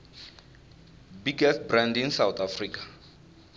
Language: Tsonga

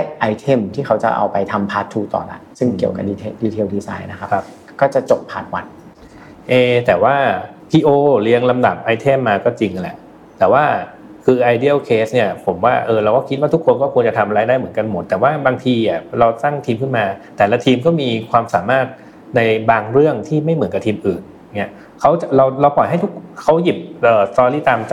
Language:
Thai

